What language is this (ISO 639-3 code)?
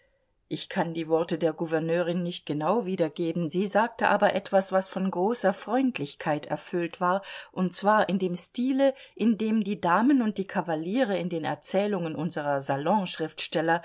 deu